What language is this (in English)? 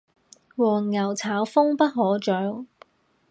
Cantonese